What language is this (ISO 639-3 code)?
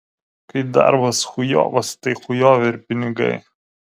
lit